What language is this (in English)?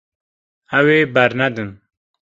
Kurdish